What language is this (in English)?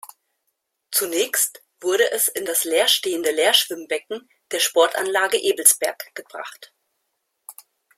German